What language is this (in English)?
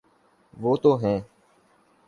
Urdu